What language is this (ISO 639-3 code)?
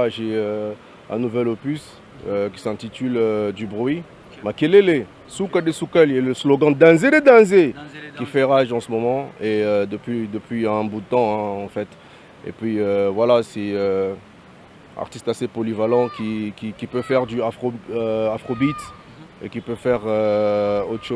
fra